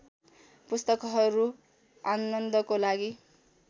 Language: Nepali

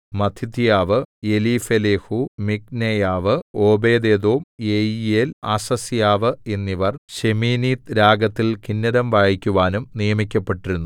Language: Malayalam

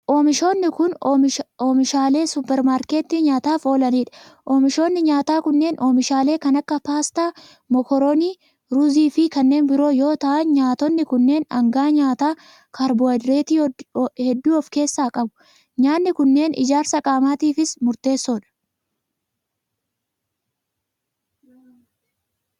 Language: Oromo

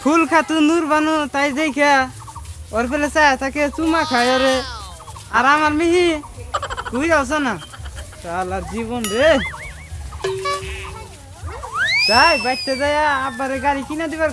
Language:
Bangla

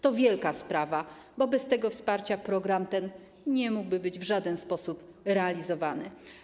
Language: Polish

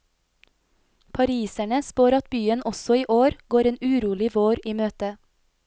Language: Norwegian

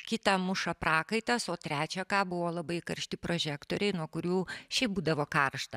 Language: Lithuanian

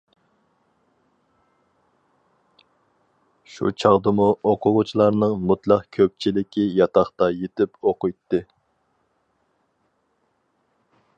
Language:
Uyghur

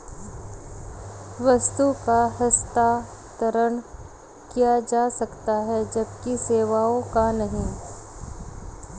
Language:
Hindi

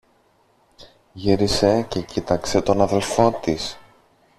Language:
Greek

